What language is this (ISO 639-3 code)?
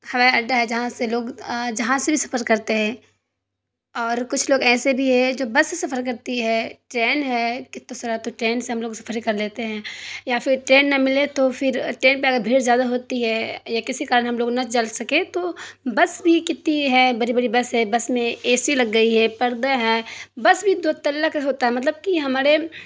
urd